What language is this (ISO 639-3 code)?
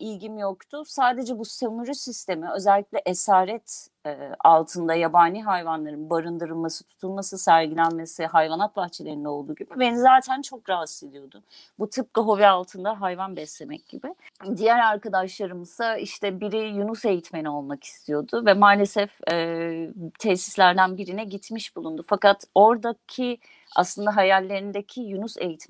tur